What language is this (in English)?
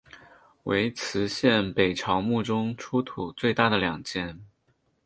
Chinese